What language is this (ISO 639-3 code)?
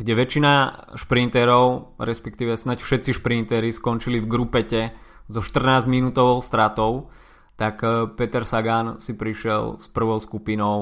slk